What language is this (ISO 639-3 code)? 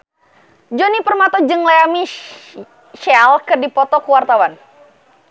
sun